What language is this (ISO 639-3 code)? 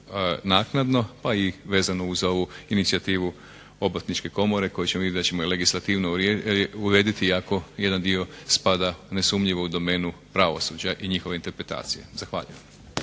hrv